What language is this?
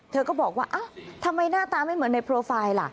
Thai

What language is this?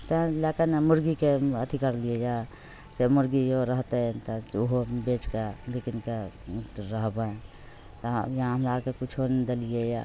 Maithili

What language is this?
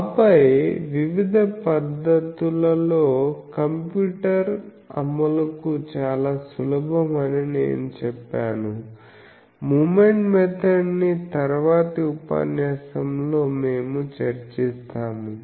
Telugu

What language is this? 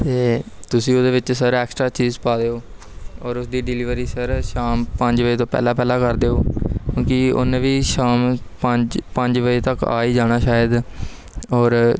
Punjabi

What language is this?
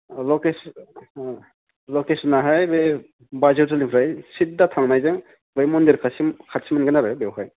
Bodo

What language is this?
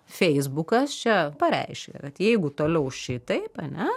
Lithuanian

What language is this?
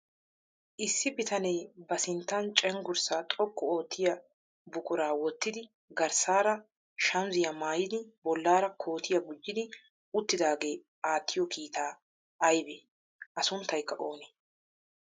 Wolaytta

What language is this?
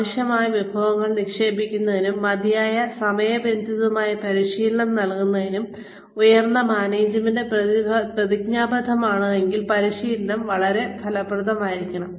Malayalam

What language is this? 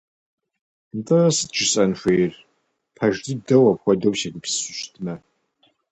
Kabardian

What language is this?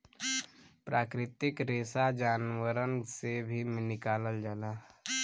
Bhojpuri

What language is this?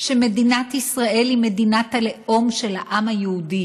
Hebrew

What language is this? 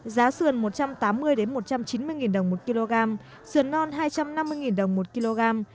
Vietnamese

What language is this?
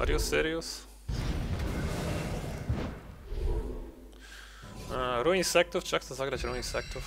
Polish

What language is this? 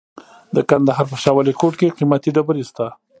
Pashto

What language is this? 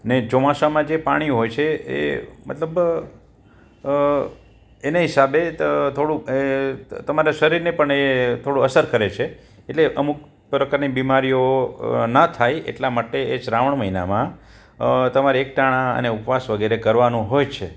Gujarati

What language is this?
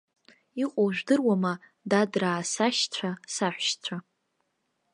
Abkhazian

